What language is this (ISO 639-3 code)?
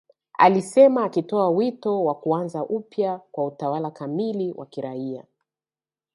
swa